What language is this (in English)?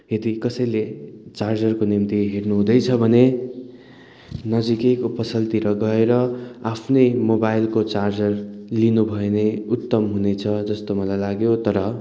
Nepali